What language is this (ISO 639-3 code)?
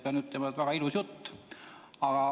est